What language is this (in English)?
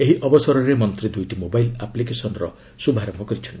Odia